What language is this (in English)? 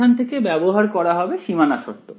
Bangla